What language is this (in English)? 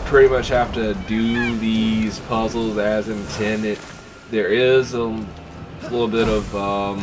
English